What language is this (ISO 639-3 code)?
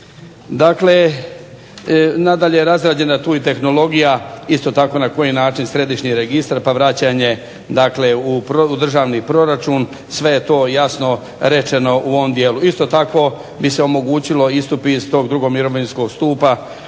hrv